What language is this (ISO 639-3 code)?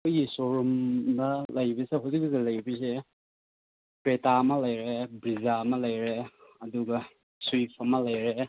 mni